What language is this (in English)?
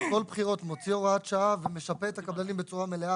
Hebrew